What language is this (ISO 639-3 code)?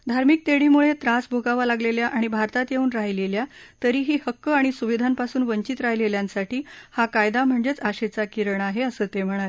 mar